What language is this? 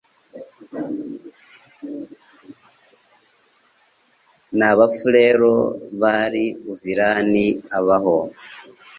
Kinyarwanda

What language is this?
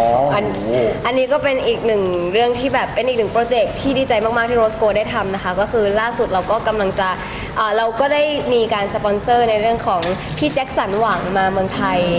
Thai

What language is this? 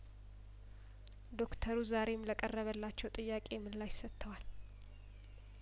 Amharic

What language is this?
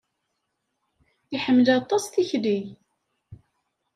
Kabyle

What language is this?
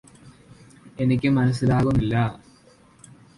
Malayalam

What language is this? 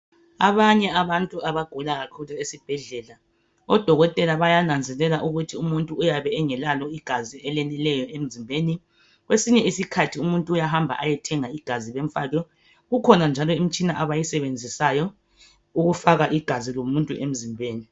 North Ndebele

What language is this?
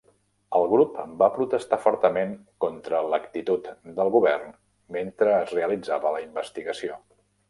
Catalan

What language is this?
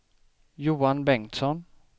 Swedish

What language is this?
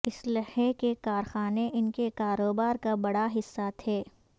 Urdu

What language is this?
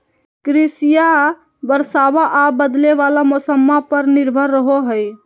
Magahi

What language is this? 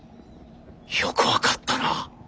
Japanese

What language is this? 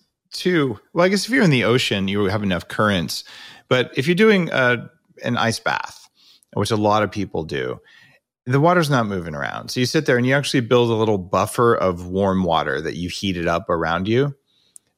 English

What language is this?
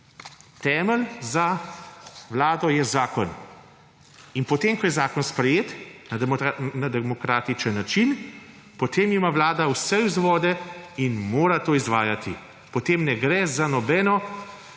Slovenian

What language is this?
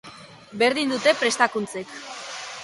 Basque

